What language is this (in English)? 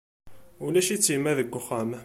Kabyle